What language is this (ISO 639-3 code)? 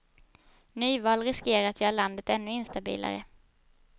swe